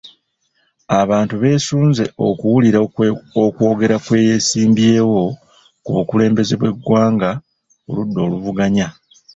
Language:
Ganda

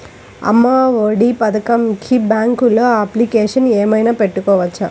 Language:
Telugu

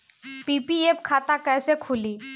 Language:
Bhojpuri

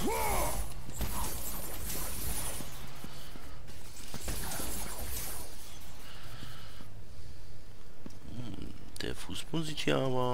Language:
German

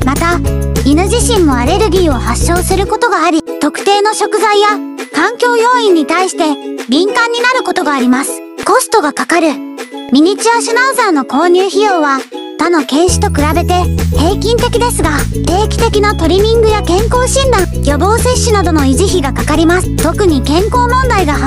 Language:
Japanese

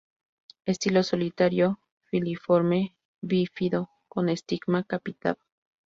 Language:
Spanish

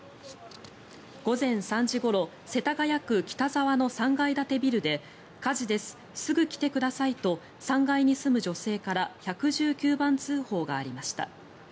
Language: Japanese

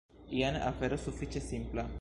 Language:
Esperanto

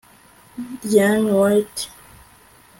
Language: Kinyarwanda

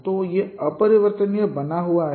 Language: Hindi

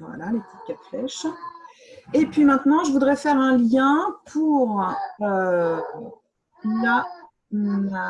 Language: French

